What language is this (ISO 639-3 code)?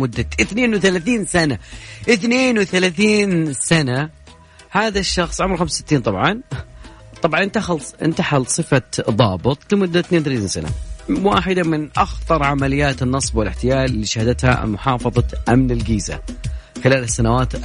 ara